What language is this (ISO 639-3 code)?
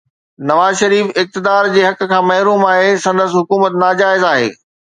snd